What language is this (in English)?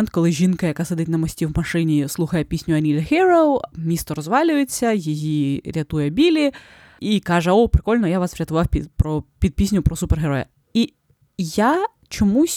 Ukrainian